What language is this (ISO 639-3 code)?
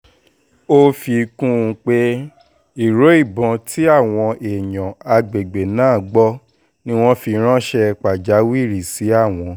yor